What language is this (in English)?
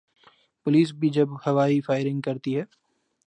Urdu